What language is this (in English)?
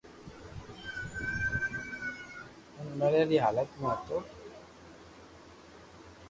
Loarki